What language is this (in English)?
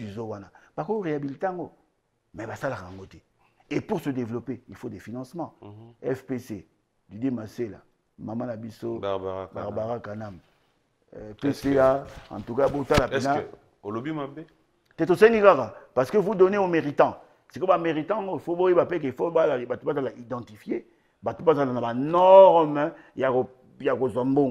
French